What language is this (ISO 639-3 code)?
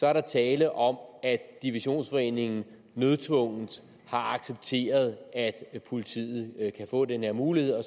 dan